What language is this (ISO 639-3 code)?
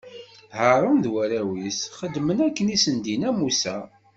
kab